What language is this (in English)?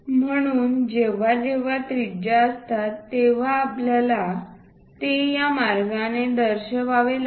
Marathi